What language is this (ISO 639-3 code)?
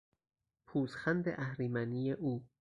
fas